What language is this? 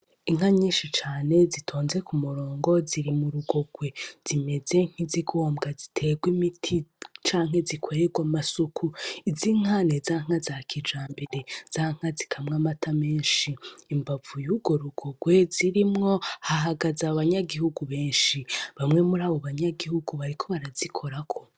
Rundi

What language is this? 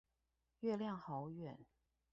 Chinese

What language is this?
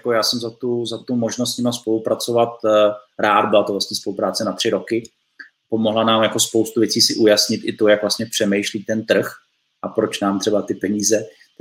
Czech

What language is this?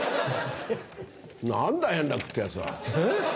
Japanese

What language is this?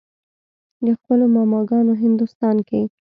Pashto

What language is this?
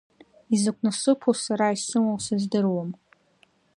Abkhazian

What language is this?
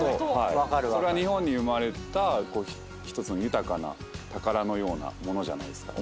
Japanese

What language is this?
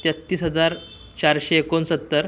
Marathi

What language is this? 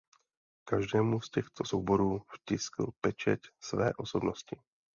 Czech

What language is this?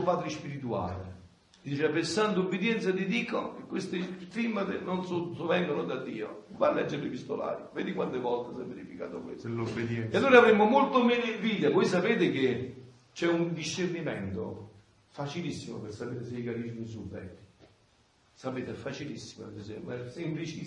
Italian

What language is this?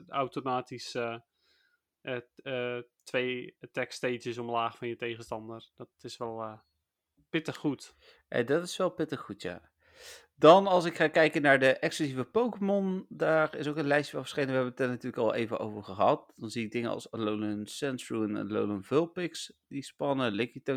Dutch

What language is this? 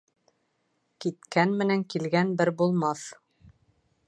Bashkir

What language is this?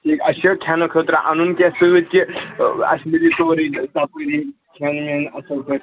Kashmiri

